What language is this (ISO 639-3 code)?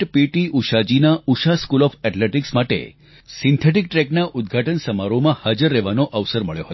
guj